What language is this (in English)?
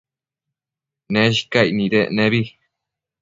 Matsés